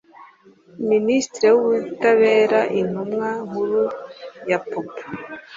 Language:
Kinyarwanda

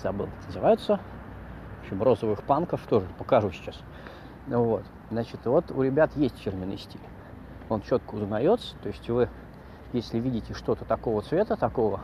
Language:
Russian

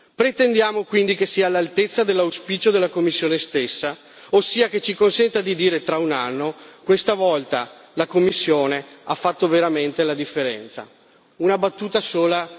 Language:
Italian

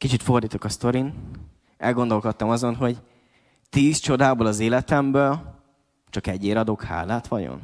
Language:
Hungarian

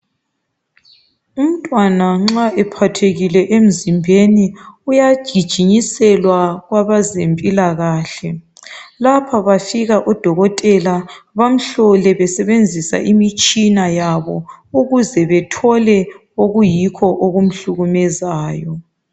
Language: North Ndebele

